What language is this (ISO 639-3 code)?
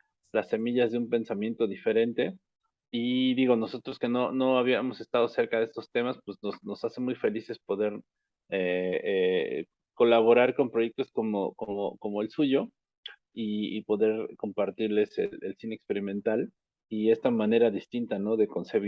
spa